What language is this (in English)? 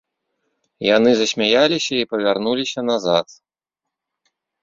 Belarusian